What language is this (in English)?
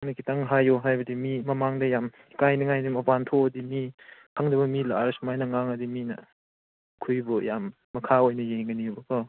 Manipuri